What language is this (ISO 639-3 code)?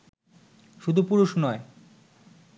ben